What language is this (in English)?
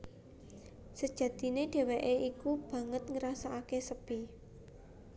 Javanese